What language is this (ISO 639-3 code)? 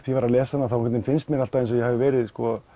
isl